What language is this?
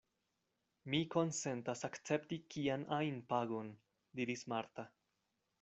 Esperanto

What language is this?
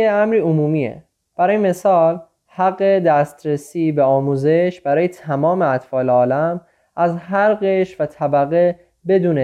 Persian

